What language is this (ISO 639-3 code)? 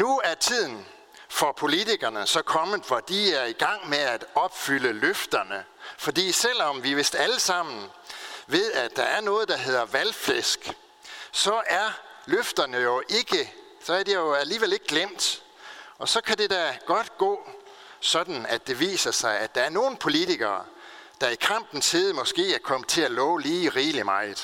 dan